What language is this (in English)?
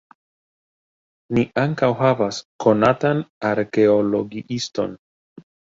Esperanto